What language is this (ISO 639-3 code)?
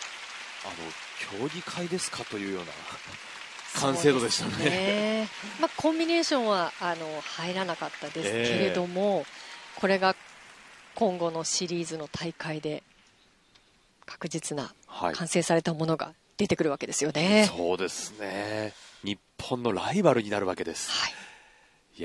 jpn